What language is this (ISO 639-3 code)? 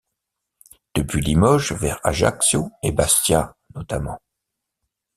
fra